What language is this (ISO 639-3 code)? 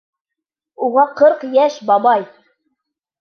bak